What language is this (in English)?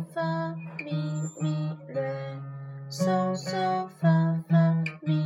Chinese